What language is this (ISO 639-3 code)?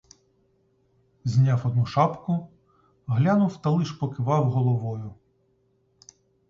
ukr